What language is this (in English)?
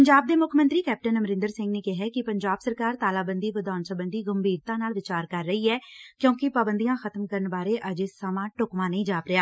Punjabi